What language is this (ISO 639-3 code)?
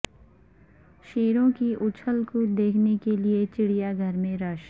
urd